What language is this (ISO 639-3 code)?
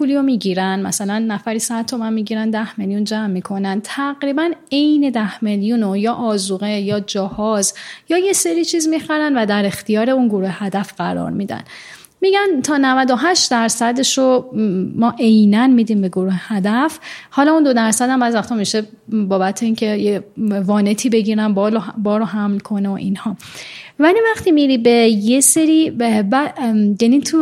fas